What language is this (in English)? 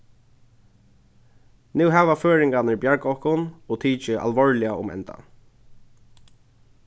Faroese